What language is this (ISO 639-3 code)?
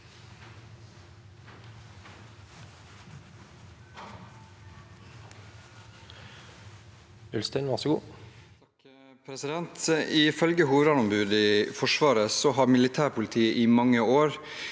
nor